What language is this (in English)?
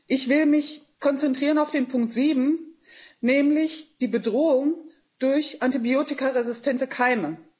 German